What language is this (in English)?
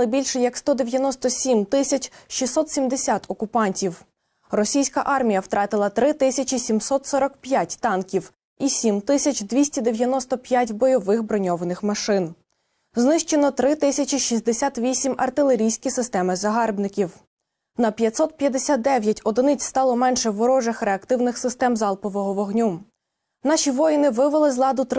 Ukrainian